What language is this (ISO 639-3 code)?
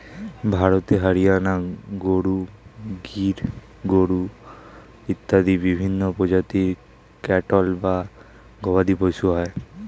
ben